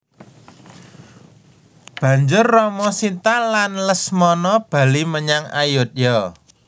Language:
Javanese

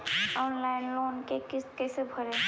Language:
Magahi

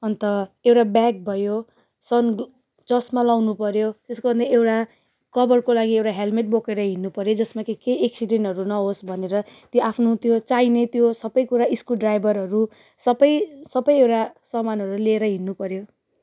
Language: Nepali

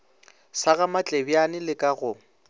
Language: Northern Sotho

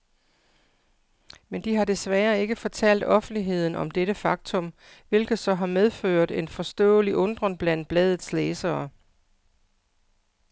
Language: Danish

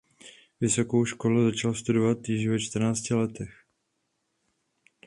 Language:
Czech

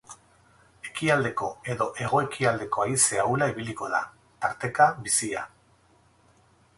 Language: Basque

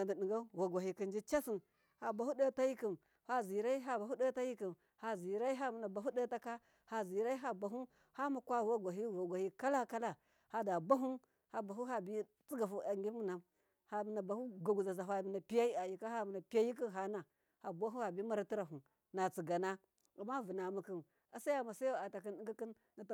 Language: Miya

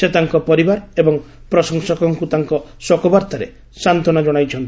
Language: Odia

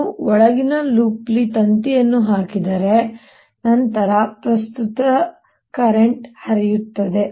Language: Kannada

